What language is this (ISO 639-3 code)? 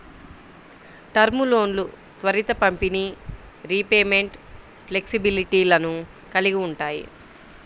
tel